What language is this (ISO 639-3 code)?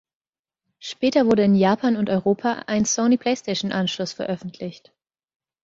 deu